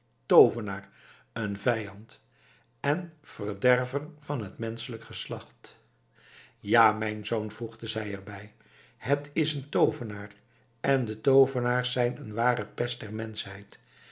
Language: Dutch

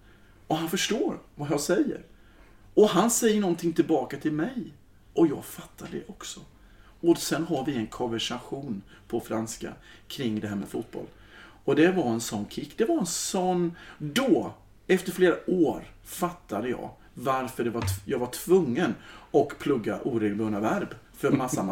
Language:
Swedish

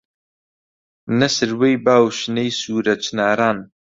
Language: Central Kurdish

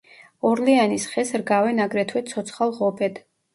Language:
Georgian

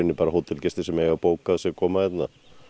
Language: Icelandic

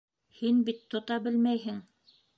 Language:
Bashkir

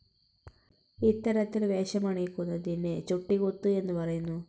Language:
Malayalam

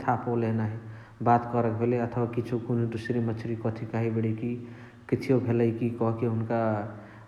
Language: Chitwania Tharu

